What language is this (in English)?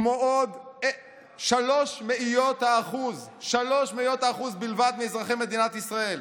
Hebrew